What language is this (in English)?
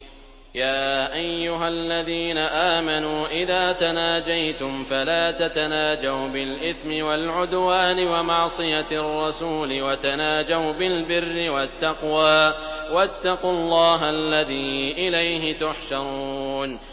Arabic